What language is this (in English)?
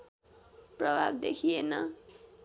Nepali